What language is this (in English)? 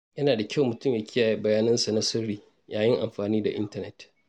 Hausa